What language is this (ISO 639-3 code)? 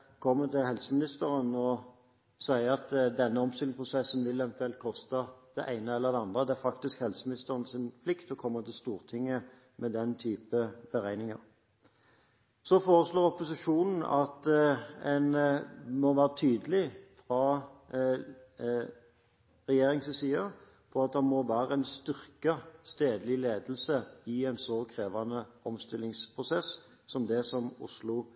nob